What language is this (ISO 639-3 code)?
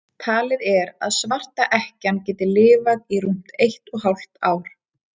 isl